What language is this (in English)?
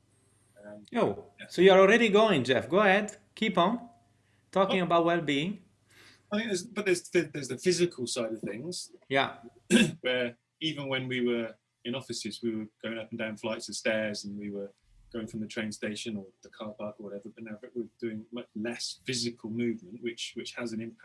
English